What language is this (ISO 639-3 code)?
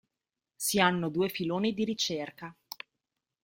ita